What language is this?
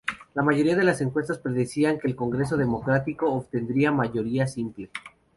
Spanish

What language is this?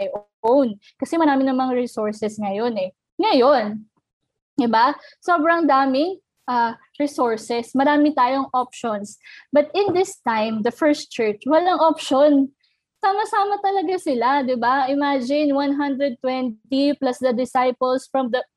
Filipino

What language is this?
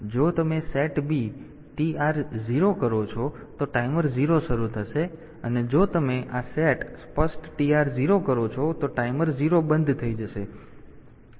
Gujarati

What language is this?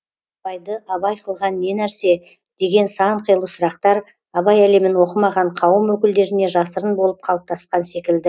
Kazakh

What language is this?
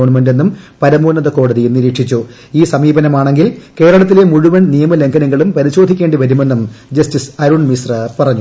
Malayalam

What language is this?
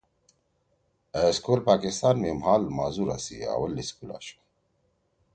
Torwali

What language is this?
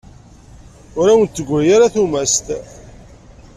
Kabyle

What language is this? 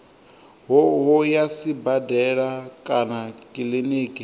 Venda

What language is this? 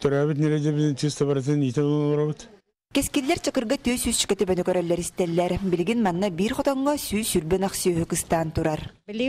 Russian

